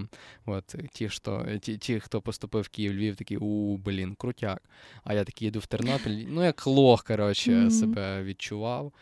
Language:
Ukrainian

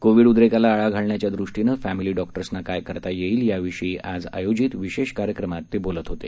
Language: Marathi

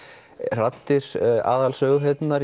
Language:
Icelandic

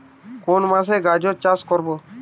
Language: Bangla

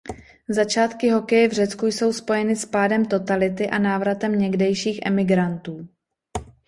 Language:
Czech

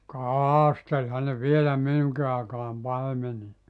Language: Finnish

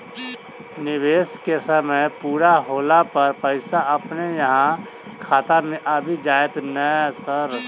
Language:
Maithili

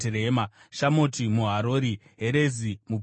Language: Shona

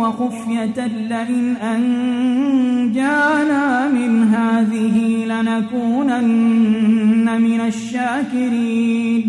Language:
Arabic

